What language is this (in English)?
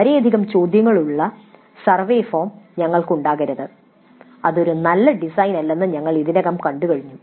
Malayalam